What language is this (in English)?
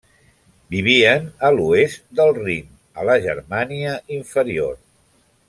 Catalan